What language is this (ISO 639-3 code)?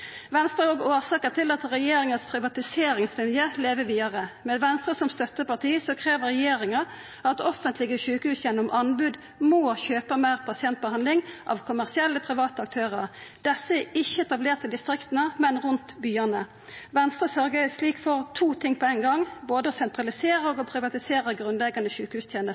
nno